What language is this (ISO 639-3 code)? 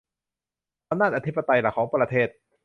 tha